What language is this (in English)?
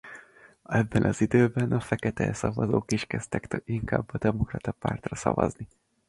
Hungarian